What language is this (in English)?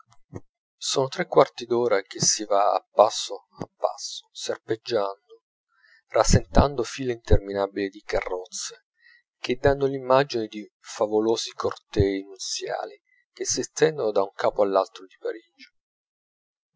Italian